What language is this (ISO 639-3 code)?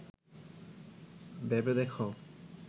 ben